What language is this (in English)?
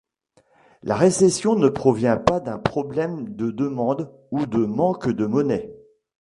French